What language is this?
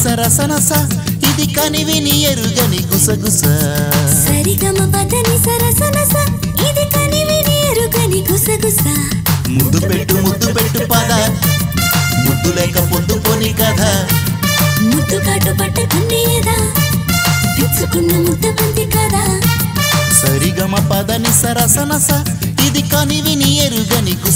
Indonesian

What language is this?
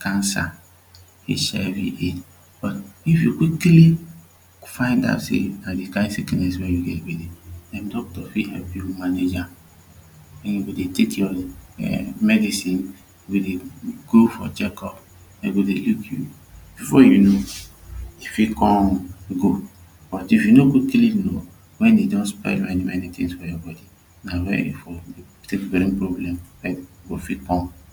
Nigerian Pidgin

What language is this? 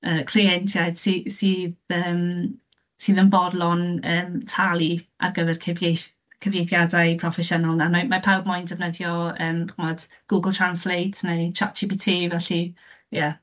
Welsh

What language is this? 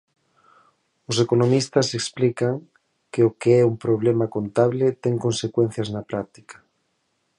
Galician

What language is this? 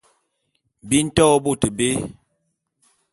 Bulu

